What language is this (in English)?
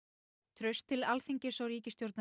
Icelandic